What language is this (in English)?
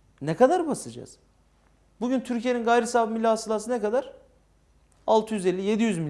Turkish